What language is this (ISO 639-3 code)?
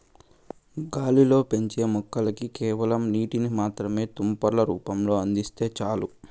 tel